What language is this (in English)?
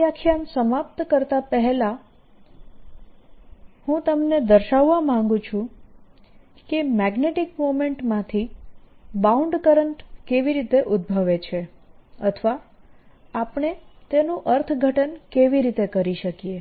Gujarati